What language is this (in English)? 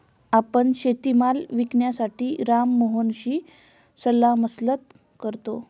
Marathi